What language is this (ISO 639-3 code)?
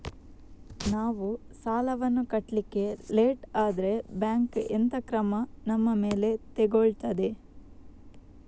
kan